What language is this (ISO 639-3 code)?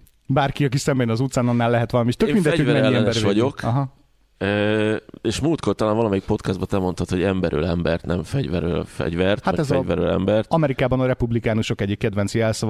hun